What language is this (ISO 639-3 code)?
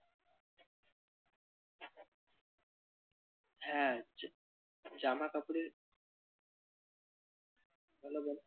ben